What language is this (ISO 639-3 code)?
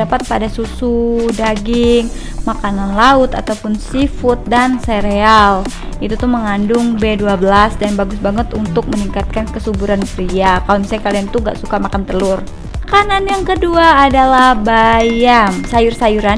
ind